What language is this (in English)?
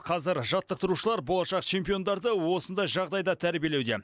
Kazakh